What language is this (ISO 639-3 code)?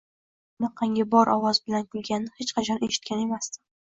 uzb